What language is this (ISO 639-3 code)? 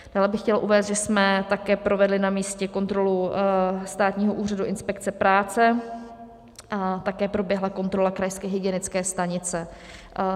ces